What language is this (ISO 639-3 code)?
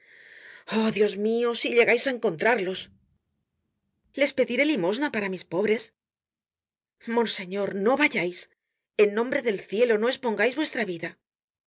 spa